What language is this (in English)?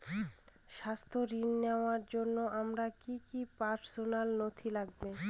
Bangla